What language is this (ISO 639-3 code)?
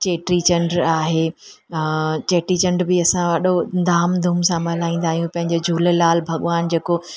snd